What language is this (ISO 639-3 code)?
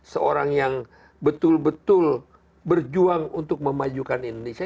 ind